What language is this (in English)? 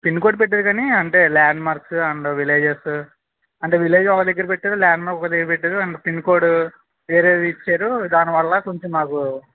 Telugu